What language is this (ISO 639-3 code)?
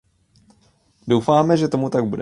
ces